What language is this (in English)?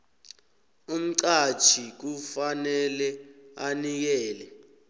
South Ndebele